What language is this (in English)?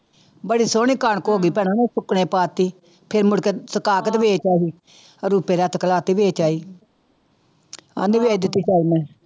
Punjabi